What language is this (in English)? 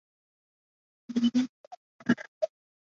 Chinese